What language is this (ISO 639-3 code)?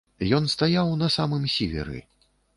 bel